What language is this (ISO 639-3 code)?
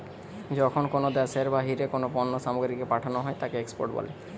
ben